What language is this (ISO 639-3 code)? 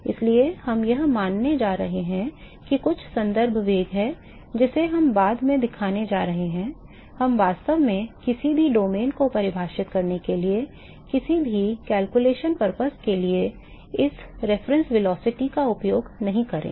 hin